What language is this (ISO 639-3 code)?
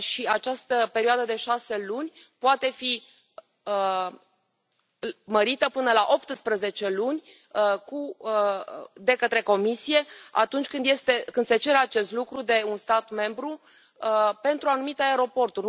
ron